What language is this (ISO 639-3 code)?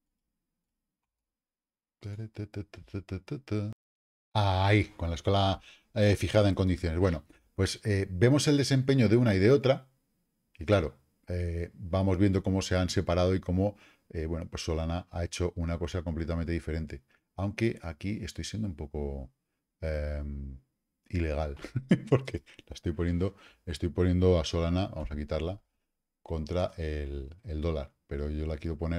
spa